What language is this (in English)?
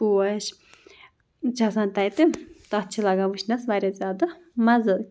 Kashmiri